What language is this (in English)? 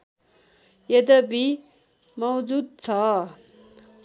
Nepali